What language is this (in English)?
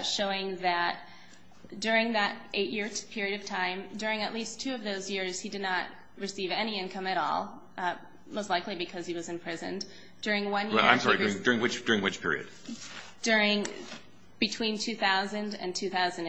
English